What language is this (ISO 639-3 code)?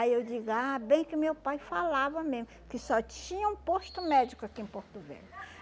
por